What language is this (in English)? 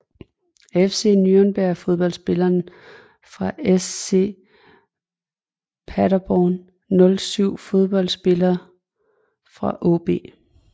Danish